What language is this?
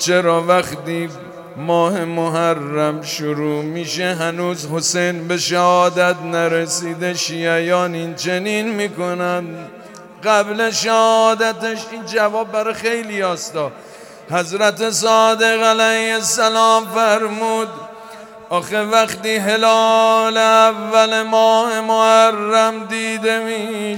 Persian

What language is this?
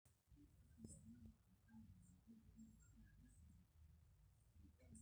Masai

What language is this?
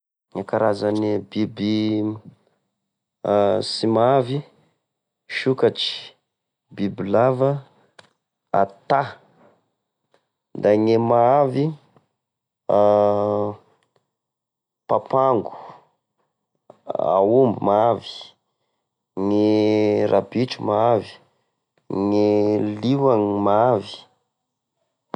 Tesaka Malagasy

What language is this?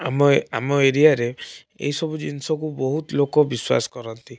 Odia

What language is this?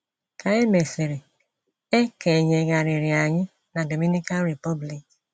Igbo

